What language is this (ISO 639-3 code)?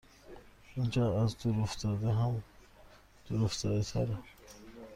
fas